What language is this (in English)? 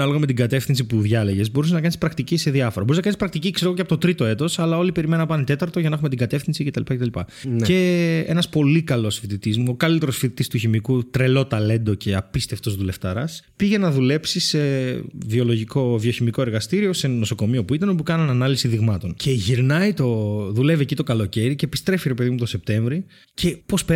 Greek